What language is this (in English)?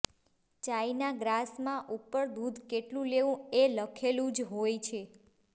Gujarati